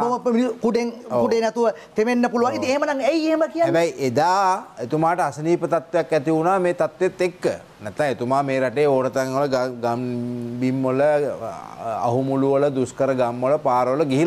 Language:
Indonesian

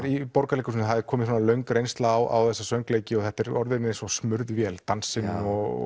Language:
Icelandic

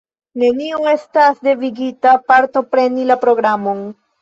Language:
Esperanto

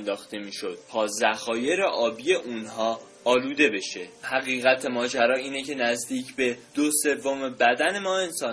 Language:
Persian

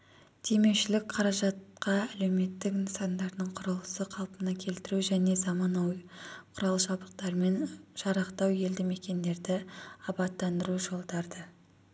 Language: Kazakh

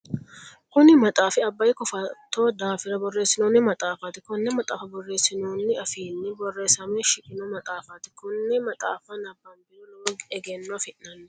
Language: Sidamo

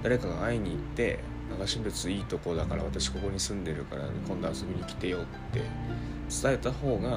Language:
Japanese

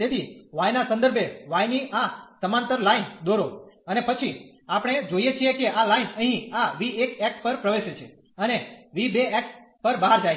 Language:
Gujarati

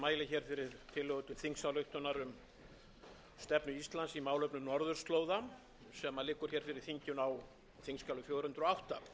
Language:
Icelandic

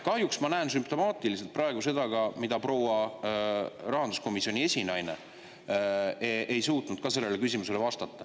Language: Estonian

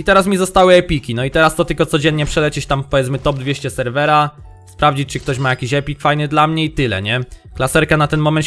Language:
Polish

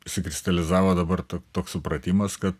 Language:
Lithuanian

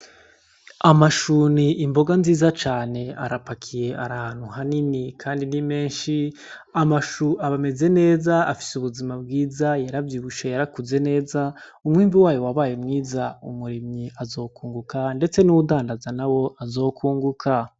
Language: Rundi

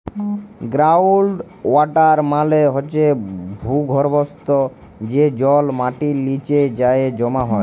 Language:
Bangla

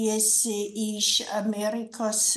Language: Lithuanian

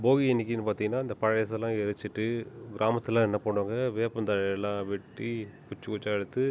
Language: Tamil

